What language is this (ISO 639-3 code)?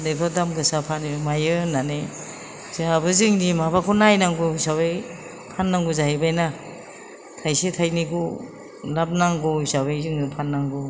brx